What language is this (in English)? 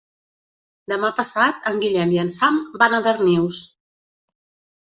Catalan